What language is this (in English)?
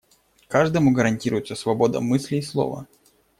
Russian